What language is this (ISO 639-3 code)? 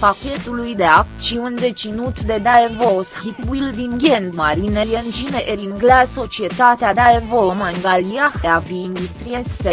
ron